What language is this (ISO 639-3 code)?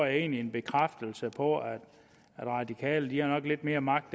dan